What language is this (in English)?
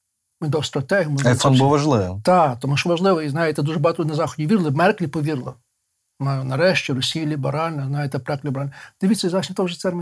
Ukrainian